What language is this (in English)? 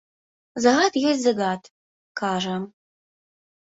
Belarusian